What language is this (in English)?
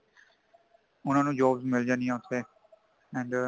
Punjabi